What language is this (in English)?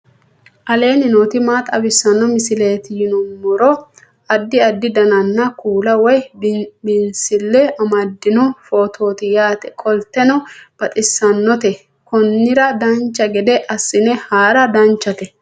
Sidamo